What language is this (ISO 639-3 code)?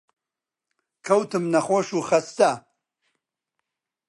ckb